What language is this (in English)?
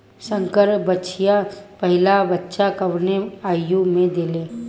Bhojpuri